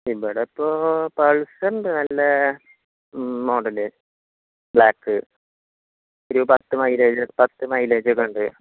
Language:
Malayalam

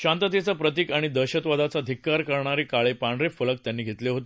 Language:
Marathi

